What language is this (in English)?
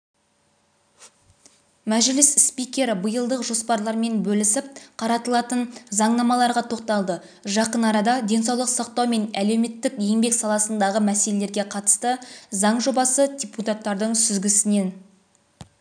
Kazakh